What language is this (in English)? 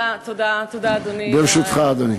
Hebrew